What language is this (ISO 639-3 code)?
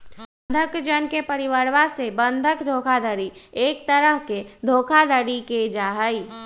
mag